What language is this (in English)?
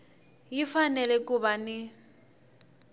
Tsonga